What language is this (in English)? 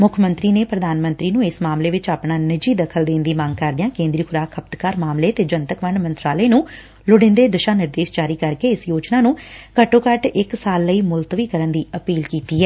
Punjabi